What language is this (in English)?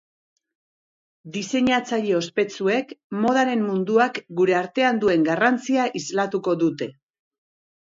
Basque